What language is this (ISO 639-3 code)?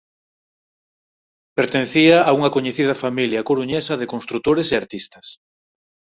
glg